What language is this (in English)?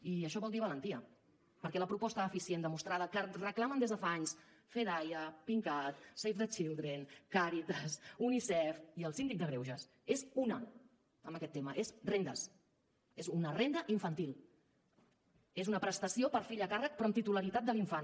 Catalan